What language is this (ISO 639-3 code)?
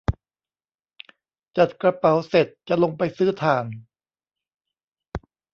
tha